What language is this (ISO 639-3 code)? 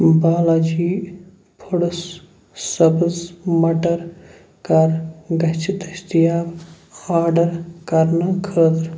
kas